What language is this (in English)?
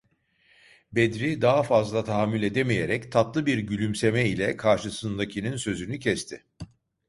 Turkish